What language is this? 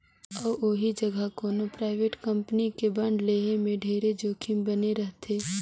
Chhattisgarhi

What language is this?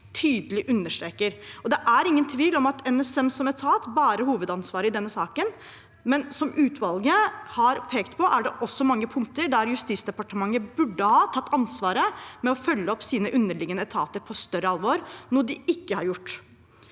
Norwegian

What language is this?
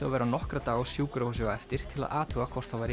Icelandic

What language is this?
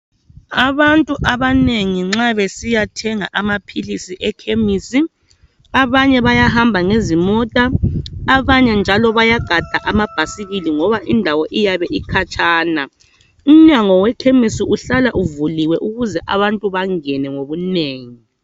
North Ndebele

